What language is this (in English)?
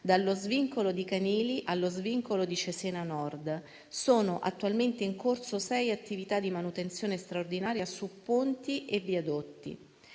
Italian